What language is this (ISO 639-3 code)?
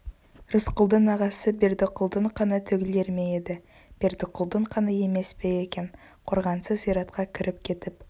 kaz